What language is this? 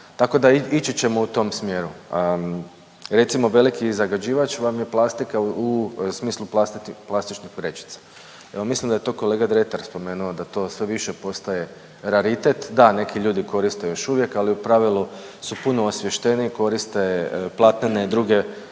Croatian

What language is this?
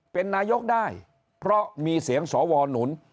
Thai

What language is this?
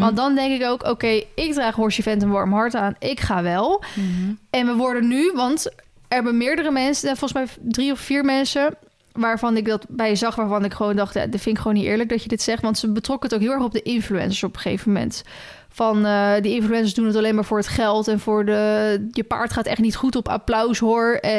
Dutch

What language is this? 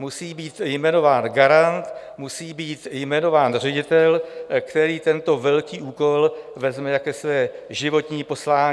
Czech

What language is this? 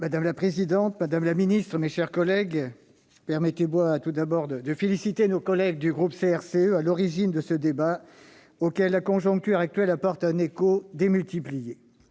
French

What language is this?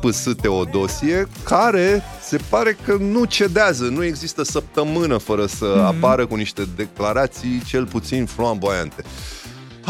Romanian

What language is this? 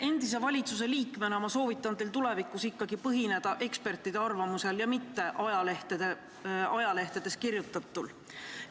Estonian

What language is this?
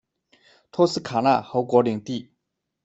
Chinese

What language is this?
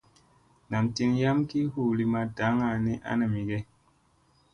Musey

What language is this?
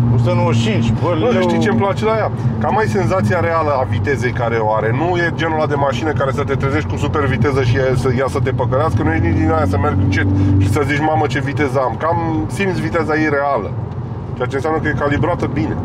Romanian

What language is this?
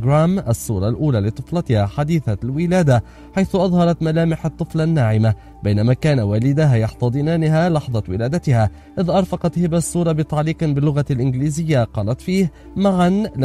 Arabic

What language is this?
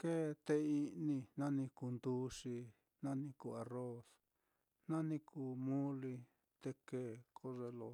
Mitlatongo Mixtec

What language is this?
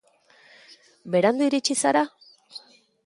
Basque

